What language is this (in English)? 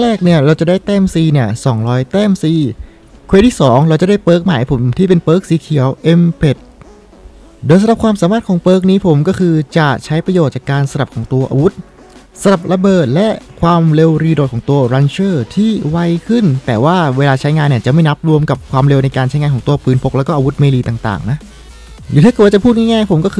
Thai